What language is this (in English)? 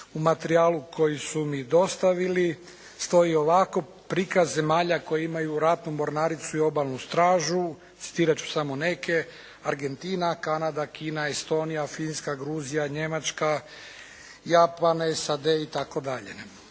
Croatian